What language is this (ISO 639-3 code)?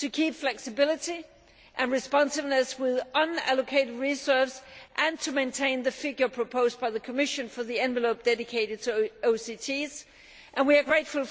eng